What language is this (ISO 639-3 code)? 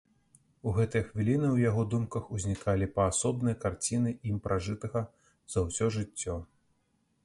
bel